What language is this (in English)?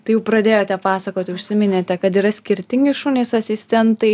Lithuanian